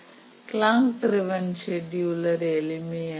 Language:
Tamil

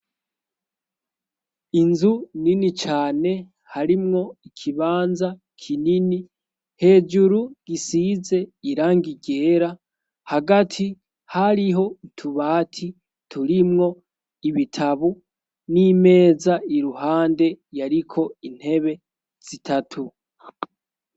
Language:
Rundi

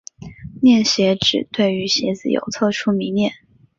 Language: Chinese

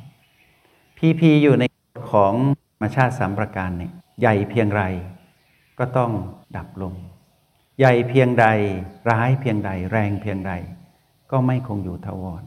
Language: Thai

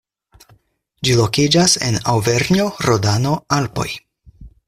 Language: Esperanto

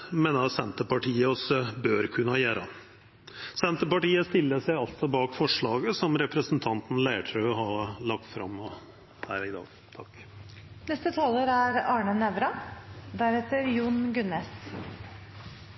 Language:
Norwegian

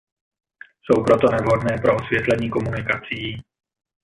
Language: Czech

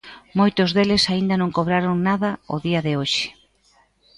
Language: Galician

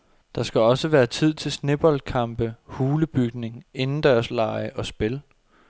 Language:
Danish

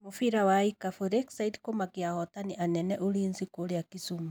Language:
Kikuyu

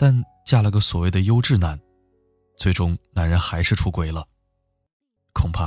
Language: Chinese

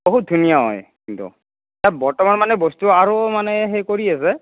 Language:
Assamese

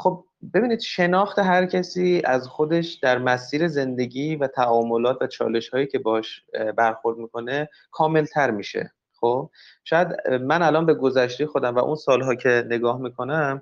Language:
Persian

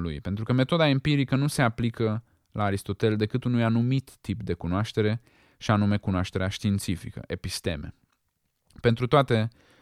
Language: Romanian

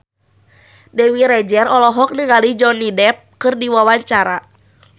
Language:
Sundanese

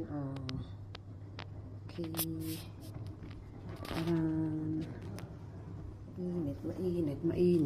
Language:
Filipino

